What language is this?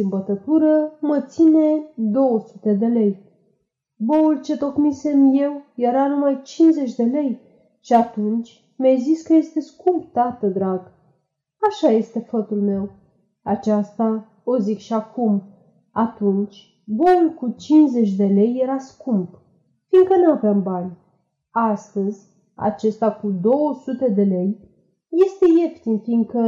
Romanian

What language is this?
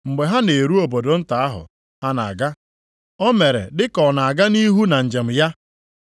Igbo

